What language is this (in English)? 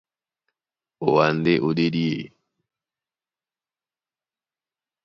Duala